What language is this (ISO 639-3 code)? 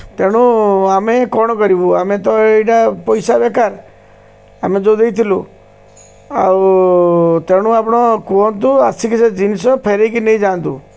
ori